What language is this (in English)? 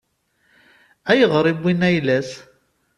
Kabyle